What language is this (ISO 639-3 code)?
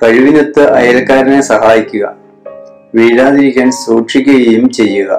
mal